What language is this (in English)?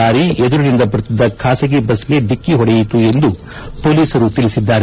Kannada